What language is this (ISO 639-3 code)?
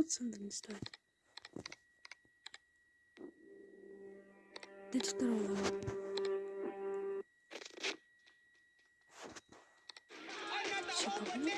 rus